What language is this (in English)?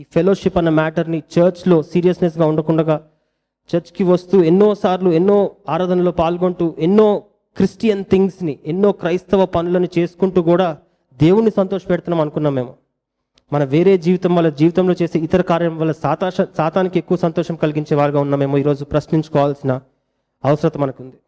Telugu